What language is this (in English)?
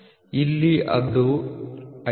Kannada